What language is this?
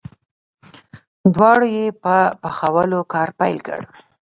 Pashto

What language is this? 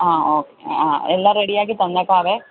Malayalam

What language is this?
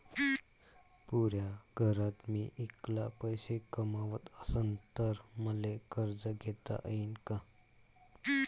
Marathi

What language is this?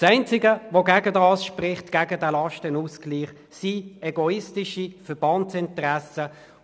Swiss German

